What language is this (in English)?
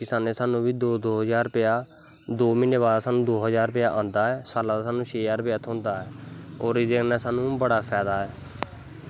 Dogri